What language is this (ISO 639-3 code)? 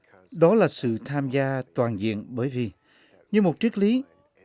vie